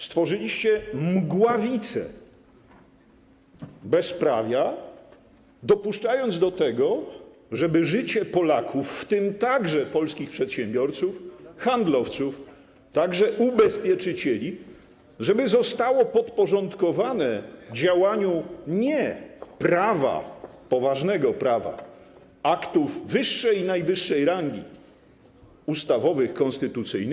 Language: Polish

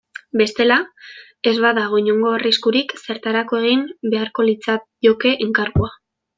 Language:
Basque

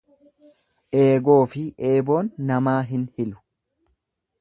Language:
Oromo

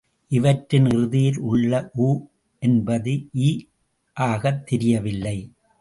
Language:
Tamil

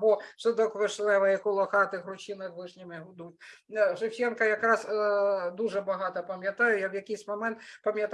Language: Ukrainian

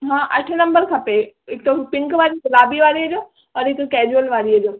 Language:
Sindhi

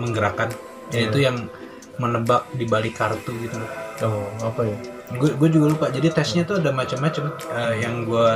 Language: Indonesian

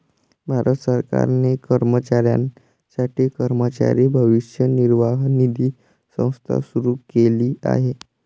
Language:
Marathi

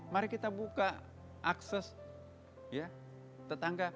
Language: Indonesian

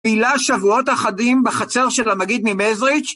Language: Hebrew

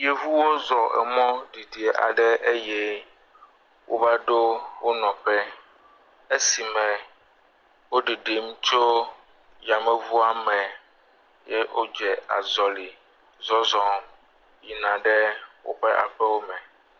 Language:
Ewe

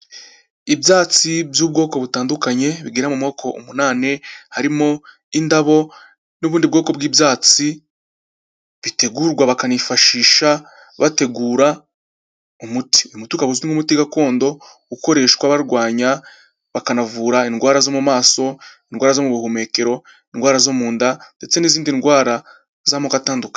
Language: Kinyarwanda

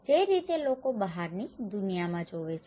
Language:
Gujarati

